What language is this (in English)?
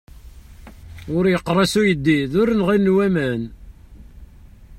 Kabyle